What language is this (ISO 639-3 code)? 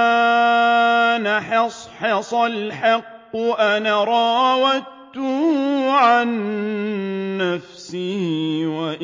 ara